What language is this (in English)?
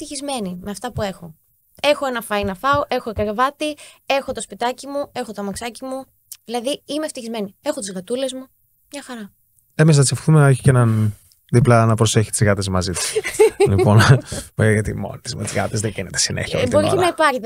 Greek